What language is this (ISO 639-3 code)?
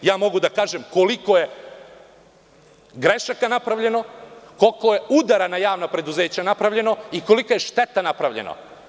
srp